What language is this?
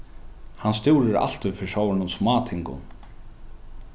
Faroese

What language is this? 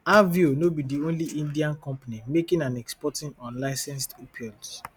Nigerian Pidgin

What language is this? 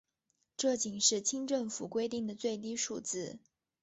Chinese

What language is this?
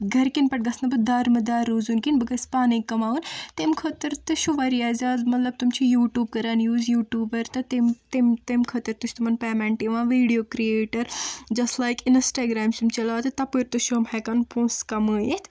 Kashmiri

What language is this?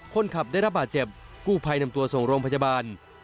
Thai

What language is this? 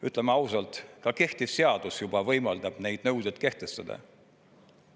Estonian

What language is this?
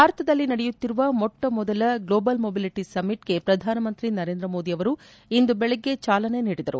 Kannada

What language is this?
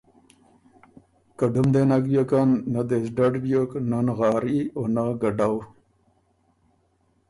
Ormuri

